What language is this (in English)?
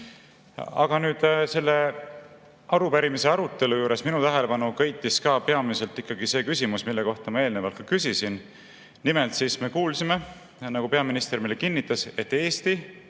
Estonian